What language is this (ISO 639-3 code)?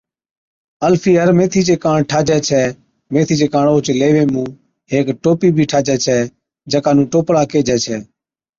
odk